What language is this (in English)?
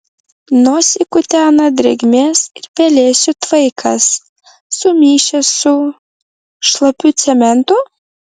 Lithuanian